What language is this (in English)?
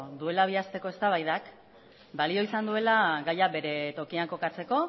Basque